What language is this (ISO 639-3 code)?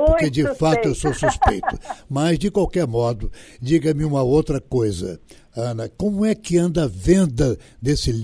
por